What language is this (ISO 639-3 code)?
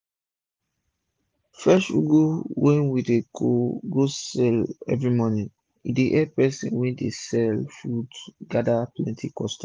pcm